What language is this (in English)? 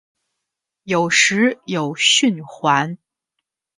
Chinese